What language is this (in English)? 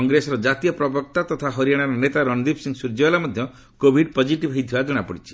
Odia